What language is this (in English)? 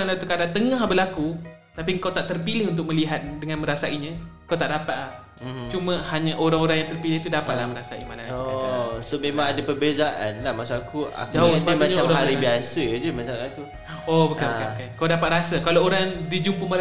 Malay